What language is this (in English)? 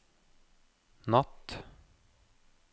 Norwegian